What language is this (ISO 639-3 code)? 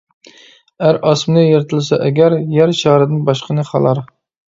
uig